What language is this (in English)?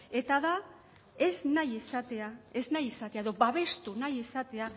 Basque